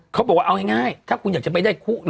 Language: Thai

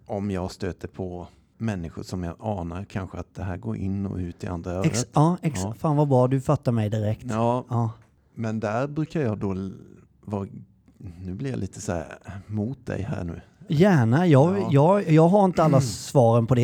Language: Swedish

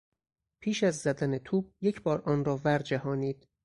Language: Persian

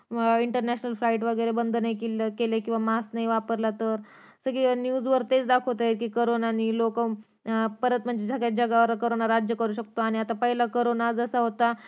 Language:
Marathi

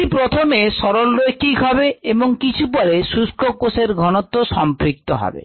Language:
Bangla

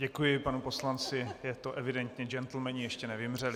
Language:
Czech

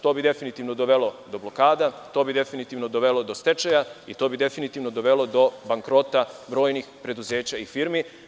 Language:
Serbian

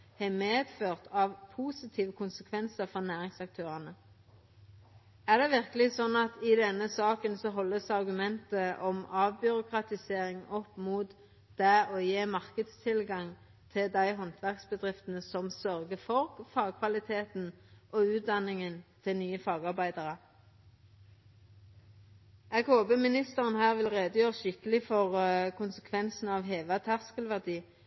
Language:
Norwegian Nynorsk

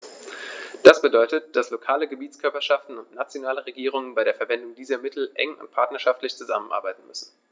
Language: German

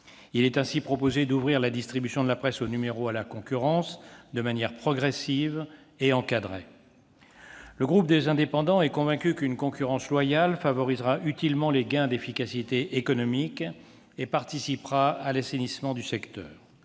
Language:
French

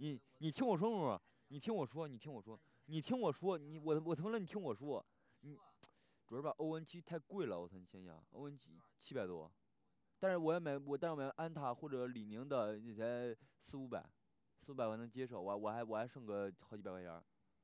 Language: Chinese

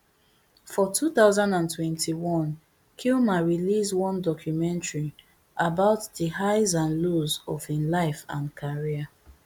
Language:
Nigerian Pidgin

